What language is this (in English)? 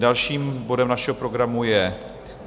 Czech